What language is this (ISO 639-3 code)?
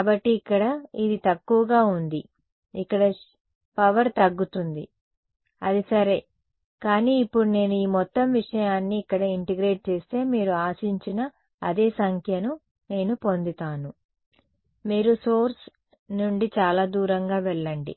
tel